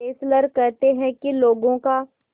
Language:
Hindi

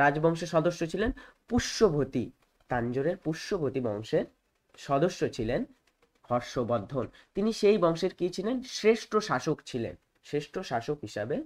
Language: Hindi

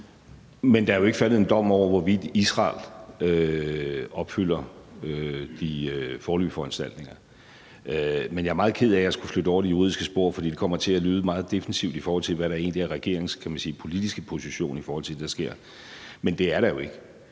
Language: Danish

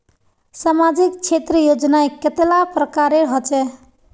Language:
Magahi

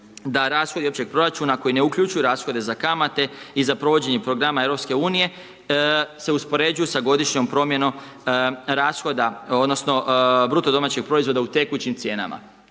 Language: Croatian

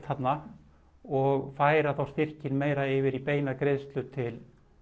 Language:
Icelandic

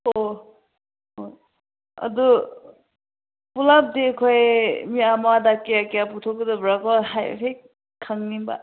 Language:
Manipuri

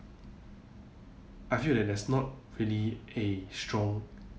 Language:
English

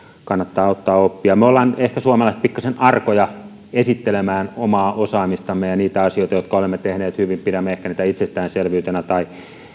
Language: Finnish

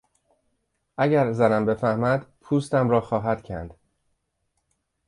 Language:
Persian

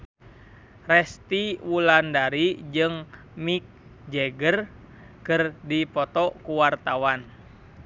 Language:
Sundanese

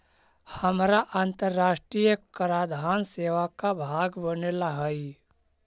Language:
Magahi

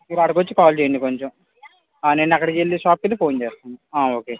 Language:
Telugu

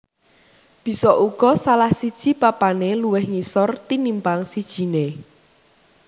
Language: Javanese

